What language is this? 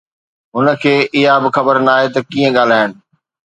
Sindhi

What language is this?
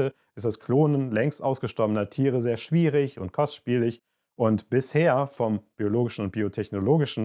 German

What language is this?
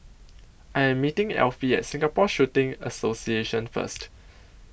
English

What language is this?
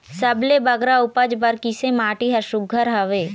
Chhattisgarhi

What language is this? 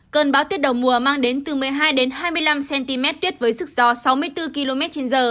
Vietnamese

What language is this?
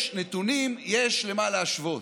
Hebrew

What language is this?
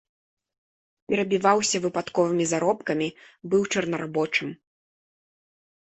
Belarusian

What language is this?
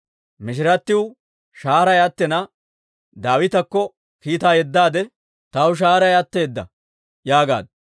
Dawro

